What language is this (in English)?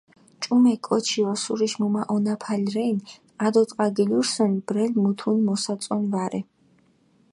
Mingrelian